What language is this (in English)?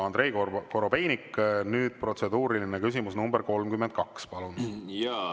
Estonian